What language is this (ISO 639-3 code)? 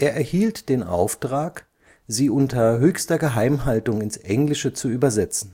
deu